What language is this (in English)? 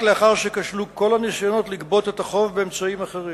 Hebrew